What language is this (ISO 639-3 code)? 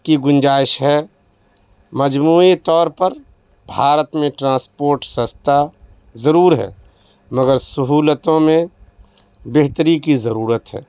urd